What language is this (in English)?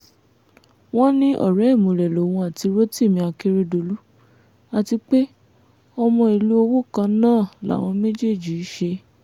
Yoruba